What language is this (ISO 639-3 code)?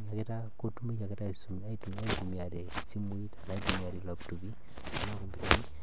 mas